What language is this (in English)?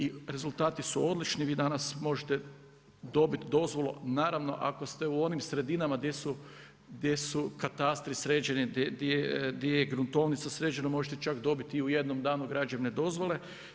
Croatian